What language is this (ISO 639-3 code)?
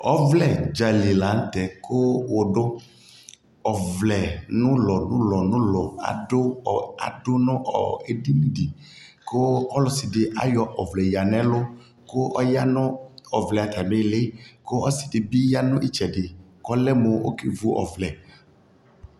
kpo